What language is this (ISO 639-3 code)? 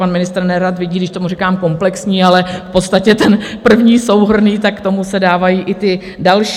ces